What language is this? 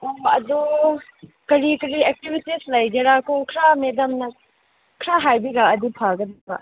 Manipuri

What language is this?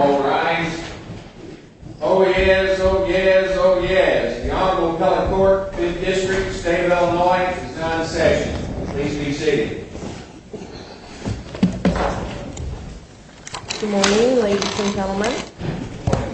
English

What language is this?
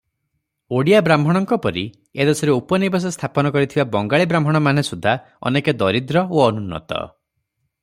Odia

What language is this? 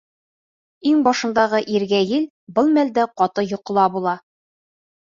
Bashkir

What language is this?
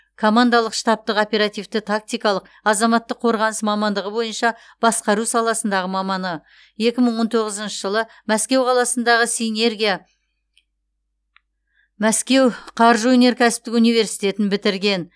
Kazakh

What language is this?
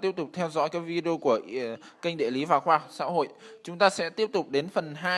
Vietnamese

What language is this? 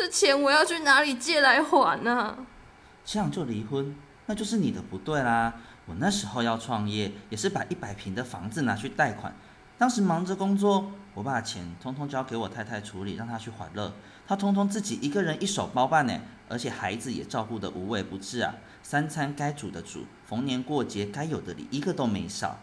Chinese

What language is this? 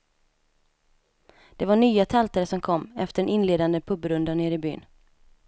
Swedish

